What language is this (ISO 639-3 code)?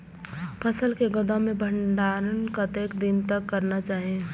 mai